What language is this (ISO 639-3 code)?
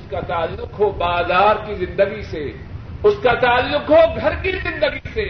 urd